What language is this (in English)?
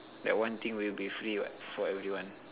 English